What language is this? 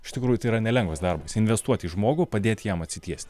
Lithuanian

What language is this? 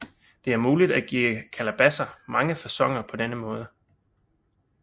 Danish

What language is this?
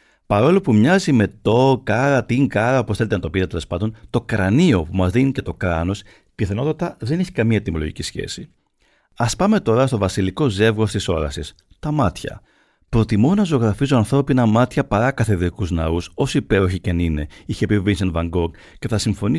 Greek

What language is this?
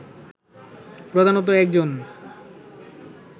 Bangla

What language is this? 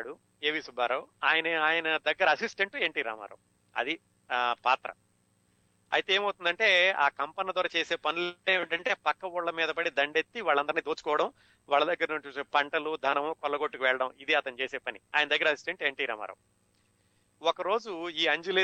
Telugu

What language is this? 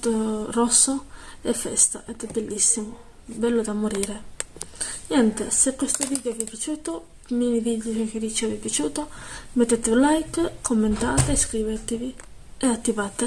Italian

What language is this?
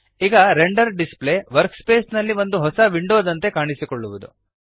Kannada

